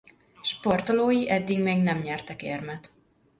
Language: Hungarian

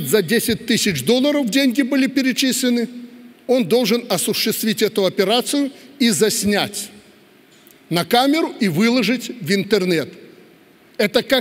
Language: Russian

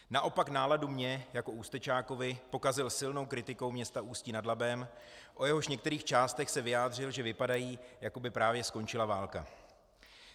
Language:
Czech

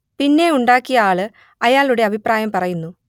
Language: Malayalam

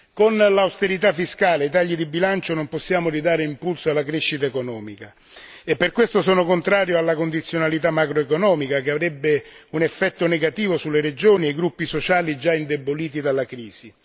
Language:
Italian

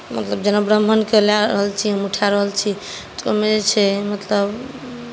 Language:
Maithili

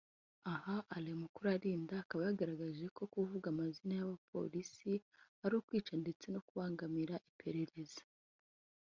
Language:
Kinyarwanda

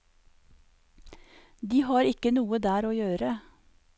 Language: Norwegian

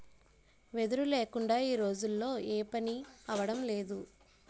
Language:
Telugu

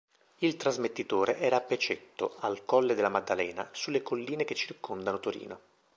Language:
Italian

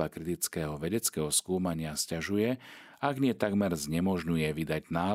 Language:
Slovak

